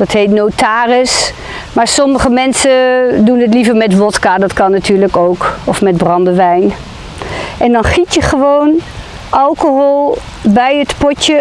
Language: Dutch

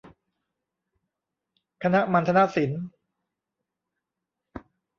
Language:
Thai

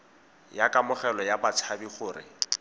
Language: Tswana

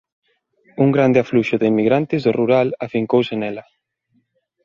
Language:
Galician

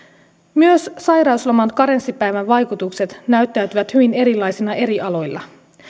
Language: Finnish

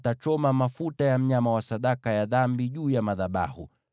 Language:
Swahili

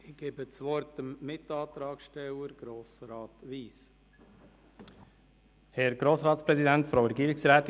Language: Swiss German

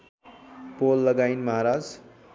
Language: Nepali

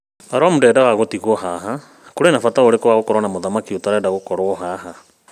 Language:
Kikuyu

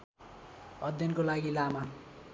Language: Nepali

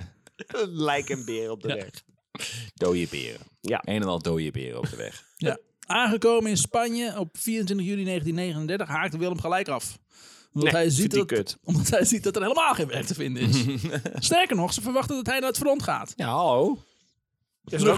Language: Dutch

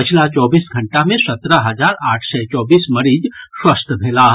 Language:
Maithili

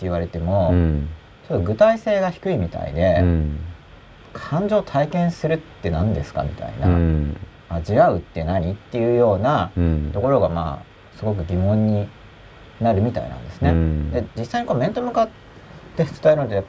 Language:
Japanese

